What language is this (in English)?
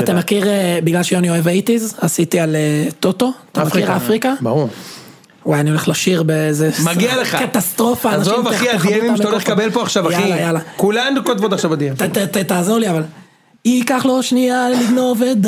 Hebrew